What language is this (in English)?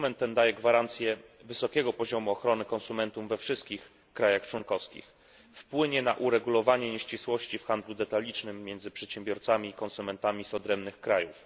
Polish